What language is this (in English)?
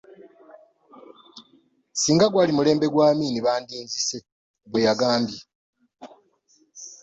Ganda